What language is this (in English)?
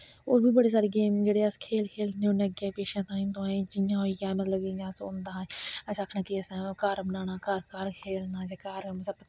Dogri